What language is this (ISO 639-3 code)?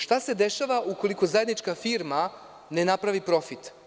srp